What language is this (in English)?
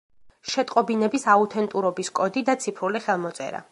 Georgian